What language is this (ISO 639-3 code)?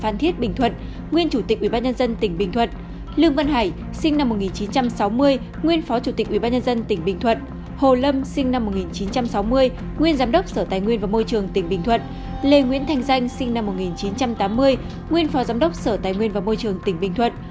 vie